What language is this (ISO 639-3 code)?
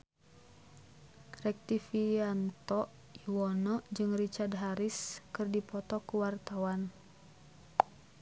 sun